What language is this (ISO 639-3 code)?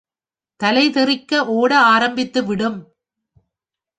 tam